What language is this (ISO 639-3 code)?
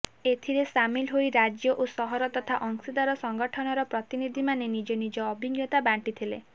ori